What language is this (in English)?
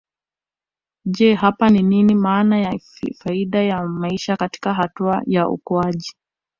Swahili